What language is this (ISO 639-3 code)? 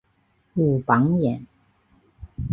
zho